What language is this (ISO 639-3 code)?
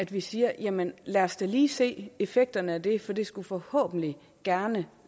dan